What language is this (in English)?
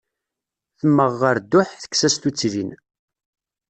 Kabyle